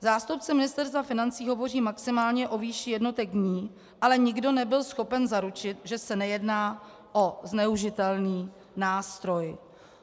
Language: Czech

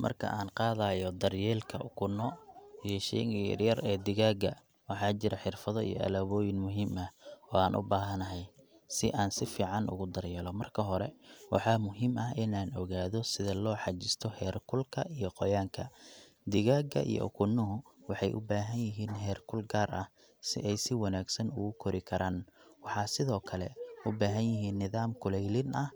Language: Somali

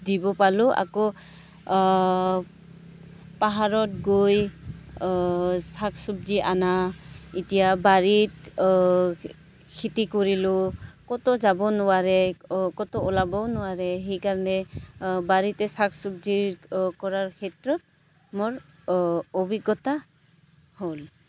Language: Assamese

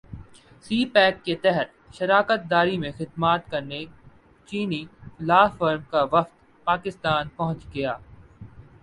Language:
Urdu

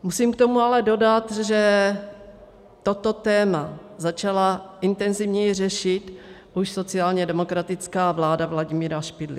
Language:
Czech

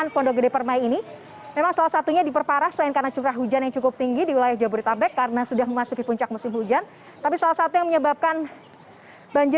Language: Indonesian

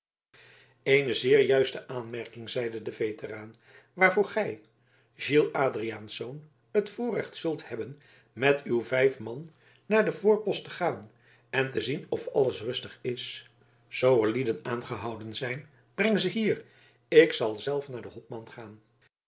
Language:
Dutch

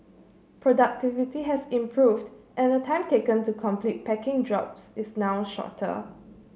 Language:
English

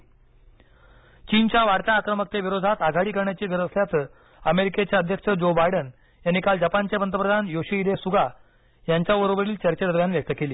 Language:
Marathi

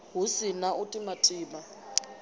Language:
Venda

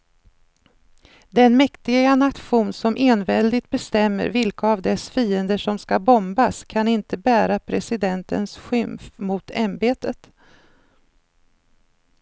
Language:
Swedish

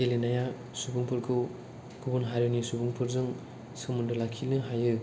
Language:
Bodo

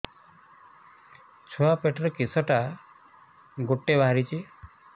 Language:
Odia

